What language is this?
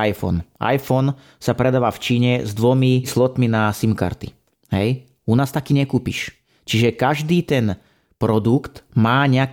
Slovak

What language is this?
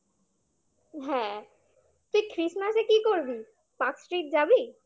Bangla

